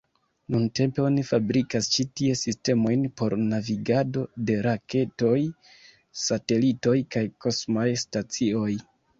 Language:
Esperanto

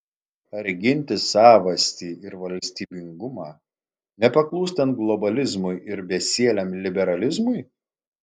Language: Lithuanian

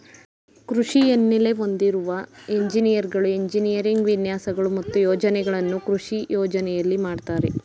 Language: Kannada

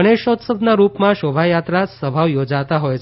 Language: Gujarati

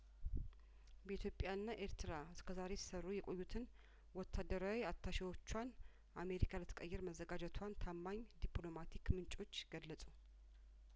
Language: Amharic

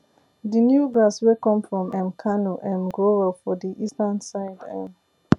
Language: Nigerian Pidgin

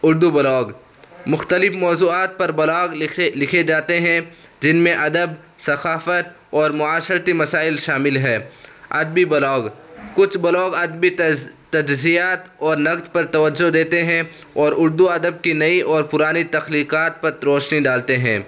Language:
Urdu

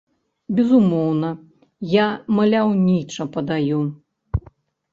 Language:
Belarusian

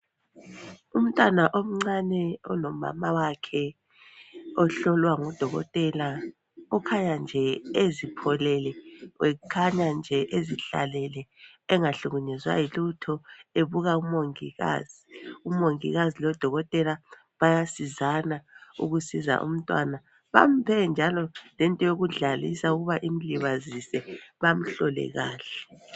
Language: North Ndebele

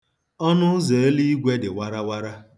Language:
Igbo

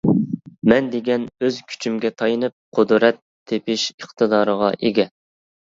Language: Uyghur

